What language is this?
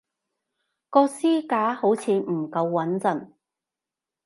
Cantonese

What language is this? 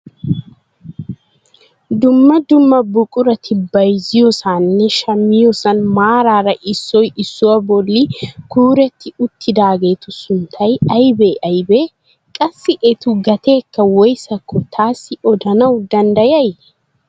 Wolaytta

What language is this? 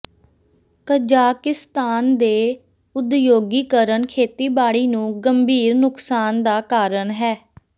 Punjabi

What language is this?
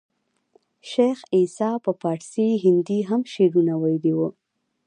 Pashto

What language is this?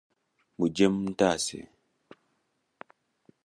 Ganda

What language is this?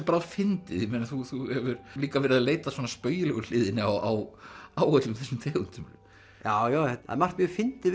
Icelandic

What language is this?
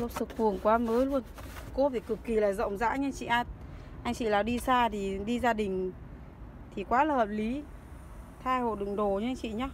Vietnamese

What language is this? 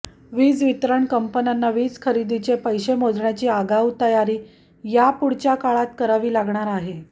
Marathi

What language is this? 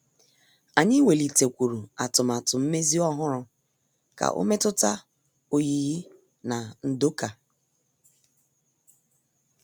Igbo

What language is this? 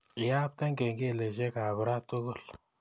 Kalenjin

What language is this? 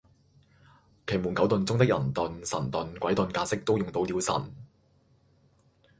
Cantonese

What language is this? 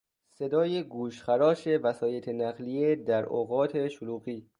Persian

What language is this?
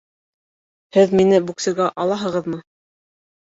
Bashkir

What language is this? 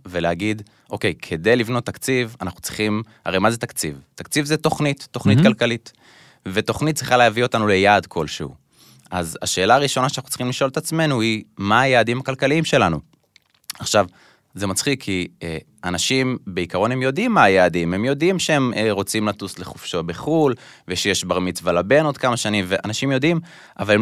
Hebrew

